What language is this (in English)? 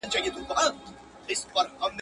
Pashto